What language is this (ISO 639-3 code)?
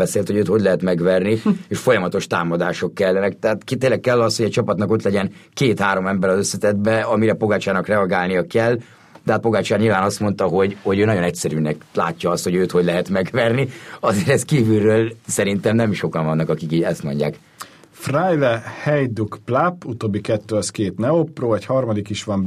hun